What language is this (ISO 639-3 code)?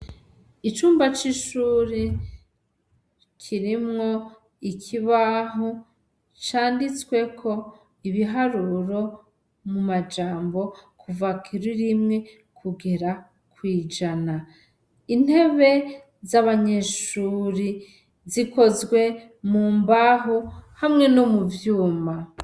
run